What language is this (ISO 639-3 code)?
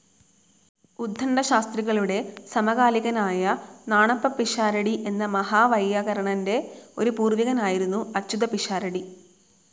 mal